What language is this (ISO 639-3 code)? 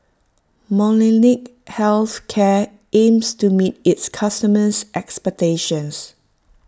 eng